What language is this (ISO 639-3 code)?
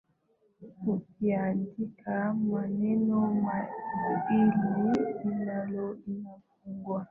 swa